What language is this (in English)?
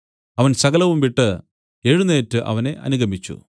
Malayalam